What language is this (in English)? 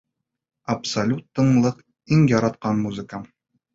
Bashkir